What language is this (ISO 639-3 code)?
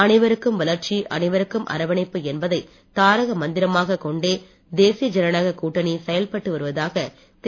tam